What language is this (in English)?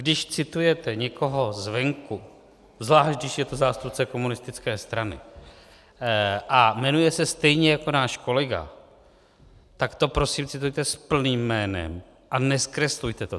Czech